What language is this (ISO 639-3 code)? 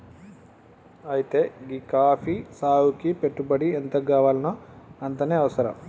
tel